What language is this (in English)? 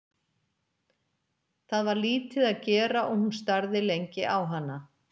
Icelandic